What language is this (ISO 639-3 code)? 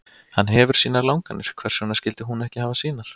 isl